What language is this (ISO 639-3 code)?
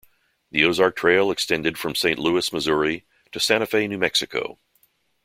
eng